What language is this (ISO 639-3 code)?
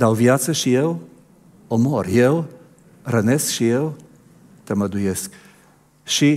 ron